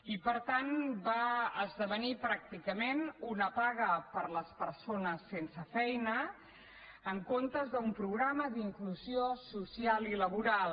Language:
Catalan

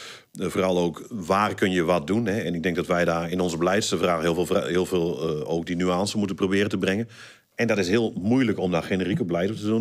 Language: Dutch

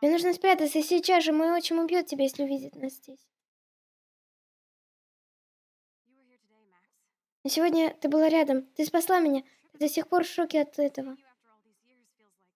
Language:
Russian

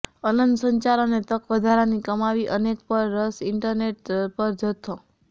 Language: Gujarati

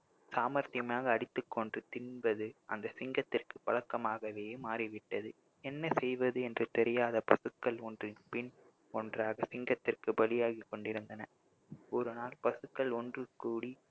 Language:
Tamil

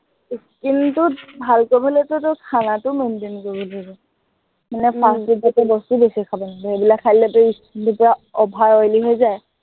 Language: Assamese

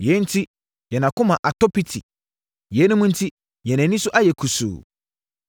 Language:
Akan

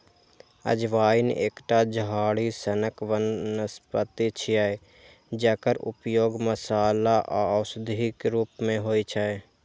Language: Maithili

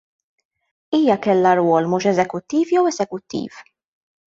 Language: Maltese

